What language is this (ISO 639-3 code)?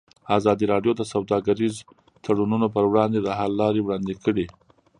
pus